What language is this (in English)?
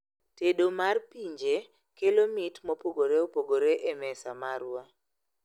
Luo (Kenya and Tanzania)